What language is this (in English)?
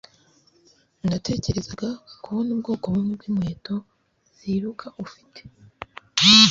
Kinyarwanda